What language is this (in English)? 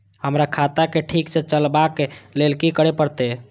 Maithili